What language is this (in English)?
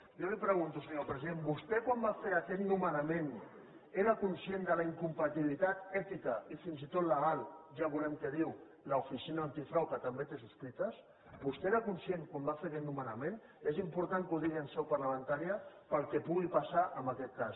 Catalan